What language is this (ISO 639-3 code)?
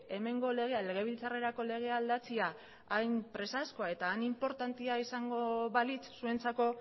eus